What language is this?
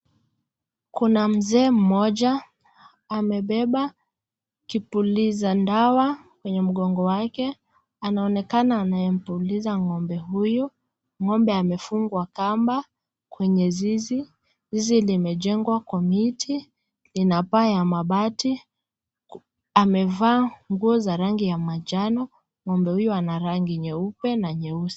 Swahili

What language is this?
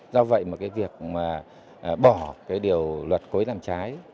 Vietnamese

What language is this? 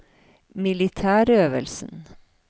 Norwegian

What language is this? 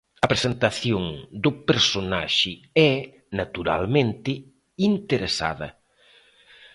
Galician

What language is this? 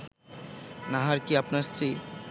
Bangla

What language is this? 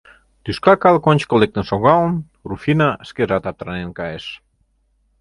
Mari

